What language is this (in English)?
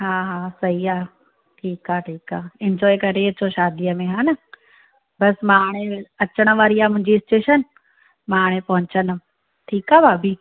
Sindhi